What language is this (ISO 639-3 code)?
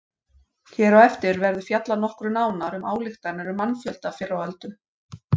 isl